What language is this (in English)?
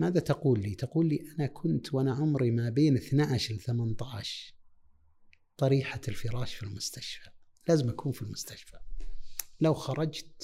Arabic